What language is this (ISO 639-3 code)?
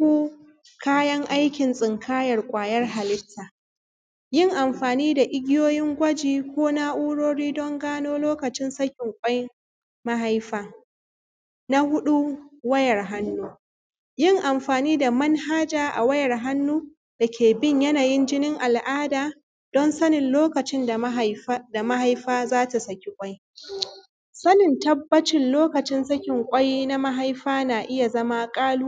hau